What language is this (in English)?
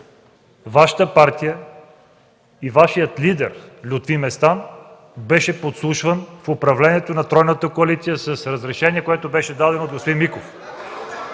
Bulgarian